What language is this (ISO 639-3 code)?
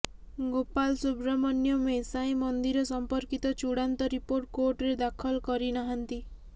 ori